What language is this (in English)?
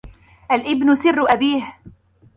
Arabic